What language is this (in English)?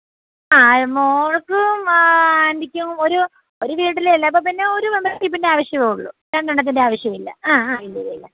Malayalam